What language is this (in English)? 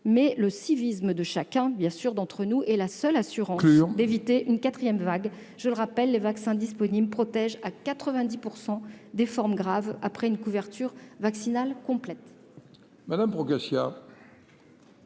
French